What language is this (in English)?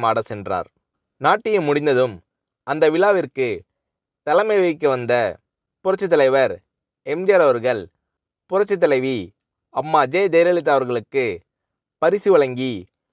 Romanian